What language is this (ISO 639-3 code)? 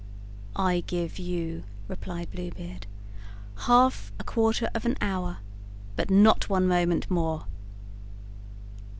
eng